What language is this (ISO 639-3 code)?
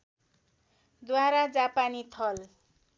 nep